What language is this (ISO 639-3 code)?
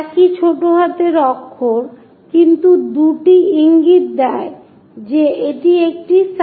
ben